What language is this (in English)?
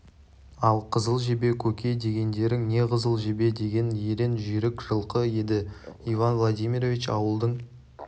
Kazakh